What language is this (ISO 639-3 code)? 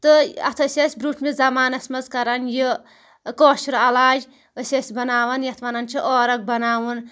kas